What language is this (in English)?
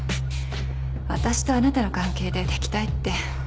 Japanese